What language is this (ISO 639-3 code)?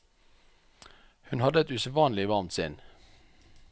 nor